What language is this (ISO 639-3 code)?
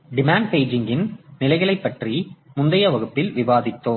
tam